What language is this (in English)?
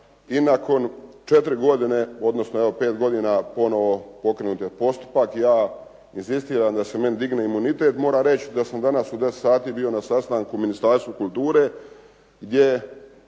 Croatian